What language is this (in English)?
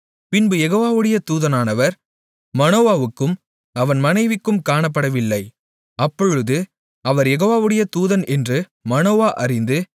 Tamil